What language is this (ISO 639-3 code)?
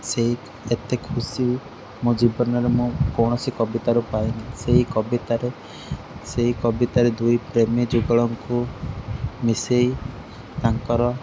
ori